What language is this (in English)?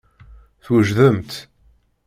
Kabyle